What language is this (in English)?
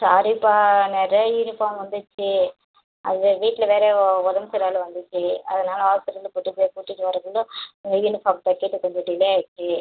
Tamil